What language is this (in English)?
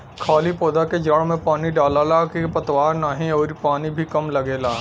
Bhojpuri